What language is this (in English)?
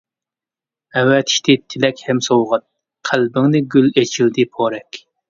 Uyghur